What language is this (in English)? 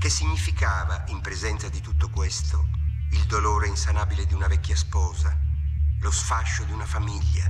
Italian